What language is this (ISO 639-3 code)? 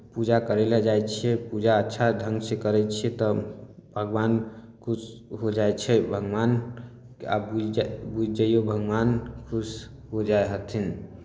mai